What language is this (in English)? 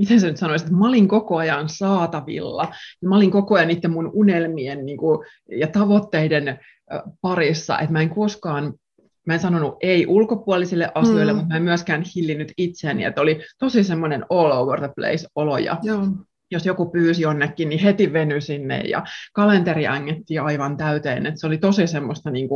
Finnish